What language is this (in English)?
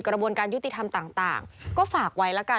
Thai